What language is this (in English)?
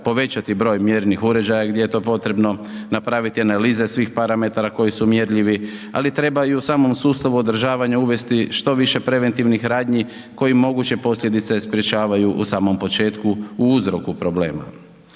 Croatian